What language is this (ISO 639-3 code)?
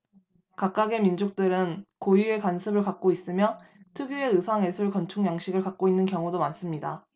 kor